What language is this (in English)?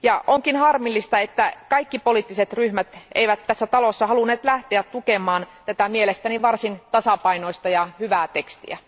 Finnish